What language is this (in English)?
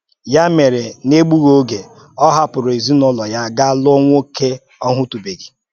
Igbo